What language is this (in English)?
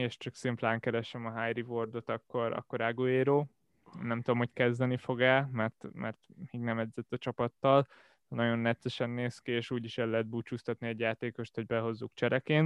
Hungarian